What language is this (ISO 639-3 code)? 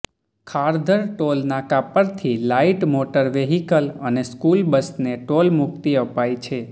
guj